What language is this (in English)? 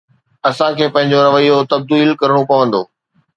Sindhi